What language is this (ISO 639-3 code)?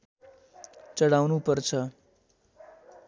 nep